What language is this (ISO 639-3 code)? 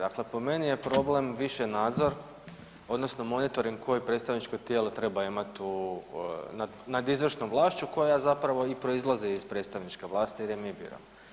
hrv